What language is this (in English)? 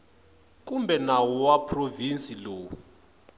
Tsonga